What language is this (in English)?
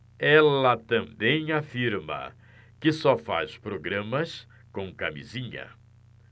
Portuguese